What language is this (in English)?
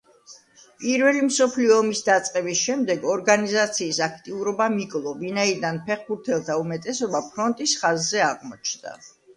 Georgian